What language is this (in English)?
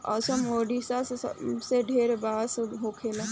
Bhojpuri